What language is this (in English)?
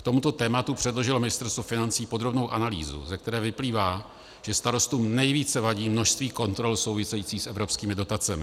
Czech